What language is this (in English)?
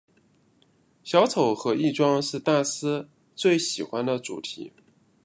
Chinese